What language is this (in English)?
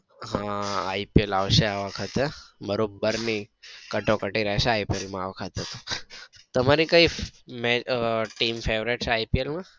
Gujarati